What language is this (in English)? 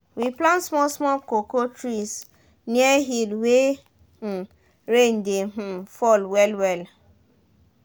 Nigerian Pidgin